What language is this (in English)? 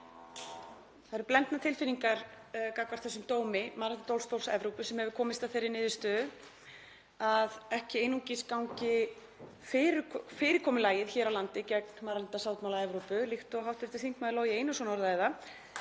Icelandic